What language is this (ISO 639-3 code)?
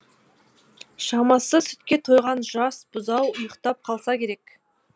kaz